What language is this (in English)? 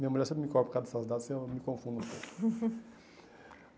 Portuguese